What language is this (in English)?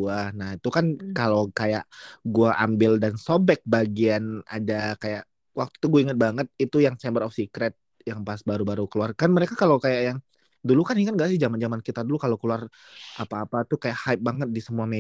Indonesian